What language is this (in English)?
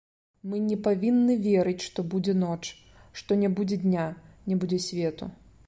Belarusian